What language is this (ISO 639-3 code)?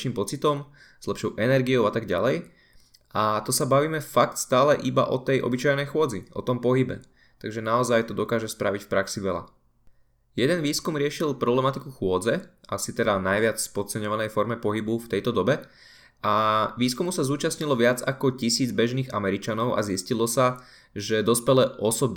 slk